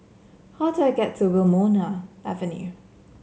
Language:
English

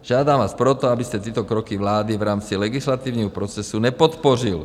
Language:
Czech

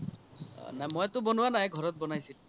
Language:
Assamese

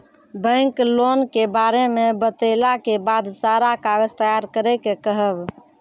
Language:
Maithili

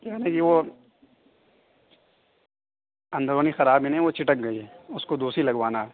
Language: Urdu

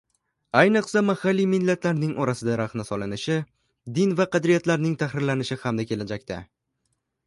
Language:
Uzbek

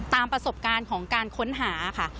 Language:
Thai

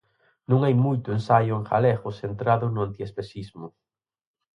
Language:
Galician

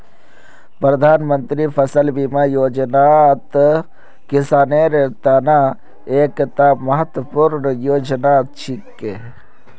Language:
Magahi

